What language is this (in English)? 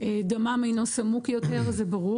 Hebrew